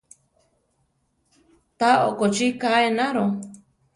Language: Central Tarahumara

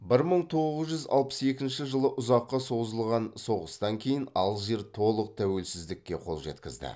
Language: Kazakh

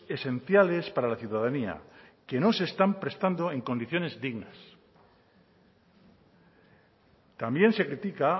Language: Spanish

